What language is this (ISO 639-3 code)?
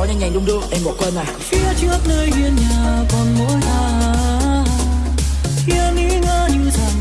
vie